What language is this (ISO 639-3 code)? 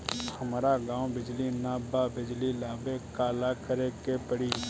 bho